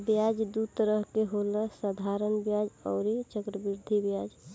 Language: Bhojpuri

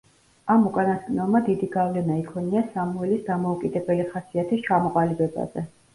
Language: Georgian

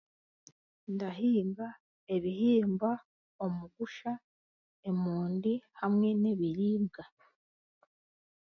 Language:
Chiga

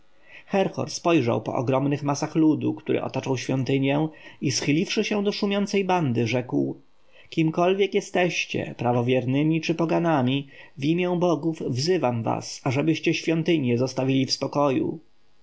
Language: Polish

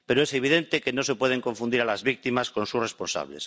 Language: Spanish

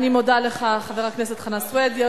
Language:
Hebrew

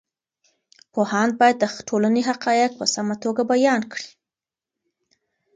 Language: Pashto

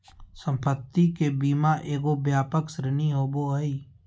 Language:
Magahi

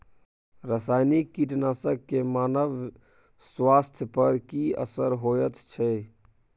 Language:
Maithili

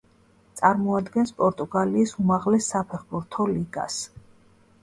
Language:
Georgian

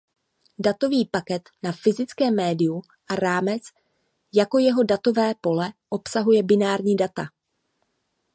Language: Czech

